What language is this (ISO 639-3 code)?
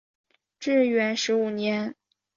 zho